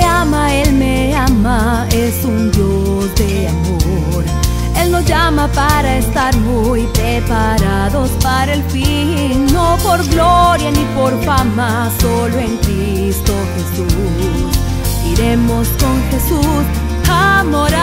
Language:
Romanian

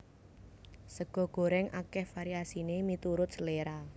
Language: Javanese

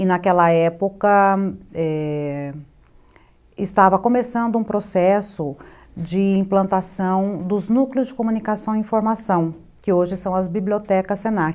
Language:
Portuguese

